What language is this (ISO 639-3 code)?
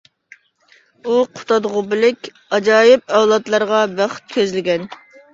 uig